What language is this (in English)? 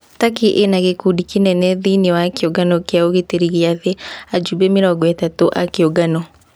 Kikuyu